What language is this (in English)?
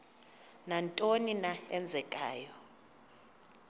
Xhosa